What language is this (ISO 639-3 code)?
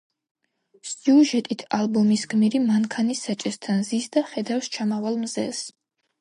kat